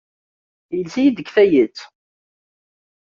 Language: Kabyle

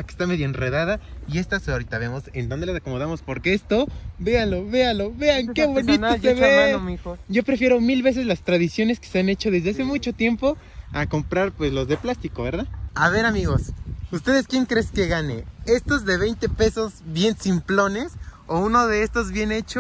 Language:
Spanish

